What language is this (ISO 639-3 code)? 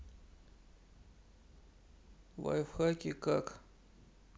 rus